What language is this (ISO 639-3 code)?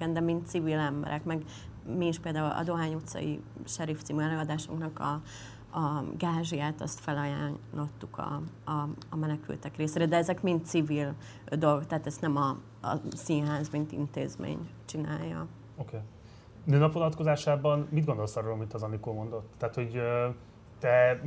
hun